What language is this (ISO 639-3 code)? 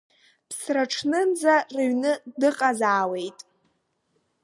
abk